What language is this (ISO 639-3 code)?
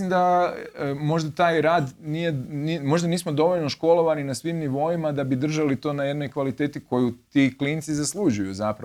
hrv